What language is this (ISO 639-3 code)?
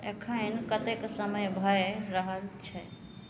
mai